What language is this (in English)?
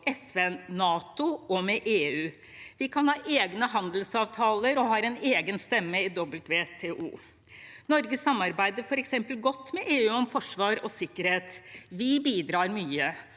Norwegian